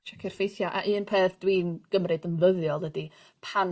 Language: Welsh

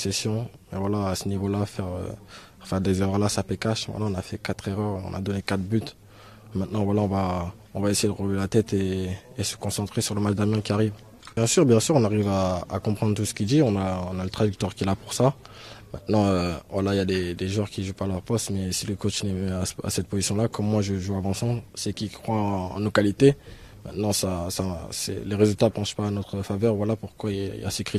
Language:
French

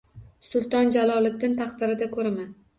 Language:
Uzbek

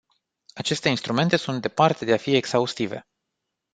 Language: Romanian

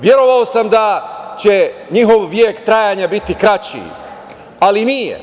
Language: Serbian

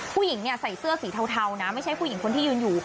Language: Thai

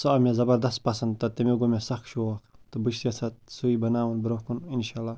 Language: Kashmiri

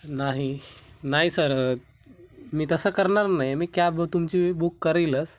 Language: Marathi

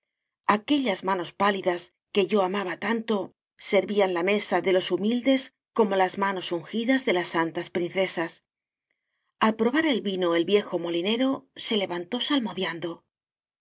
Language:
Spanish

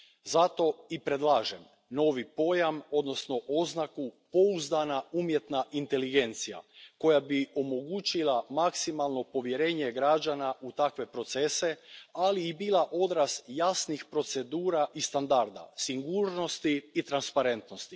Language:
Croatian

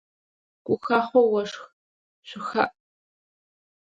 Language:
Adyghe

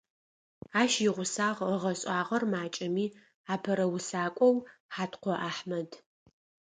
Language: Adyghe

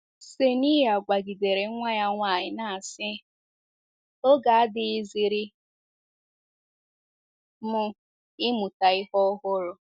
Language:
Igbo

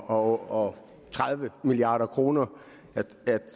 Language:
Danish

